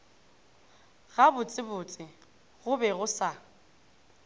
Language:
Northern Sotho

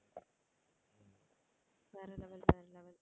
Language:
Tamil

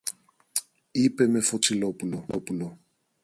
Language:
Greek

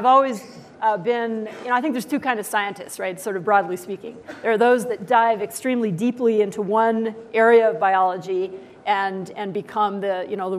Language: English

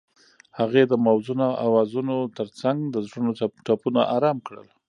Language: Pashto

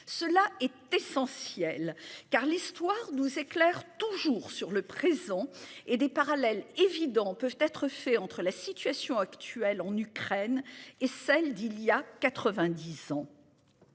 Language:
French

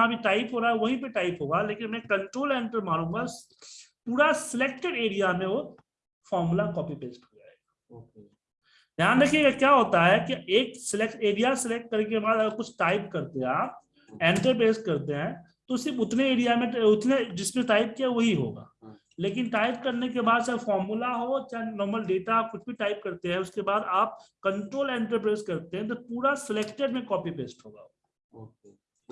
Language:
Hindi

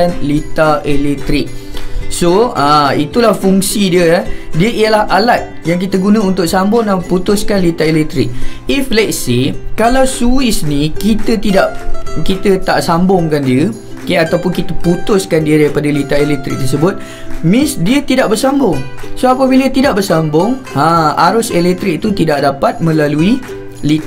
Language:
Malay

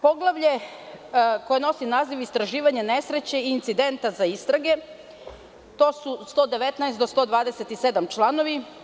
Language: Serbian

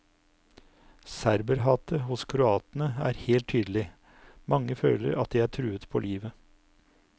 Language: Norwegian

